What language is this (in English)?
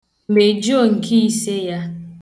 Igbo